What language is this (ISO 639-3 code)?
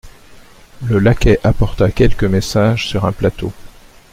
fra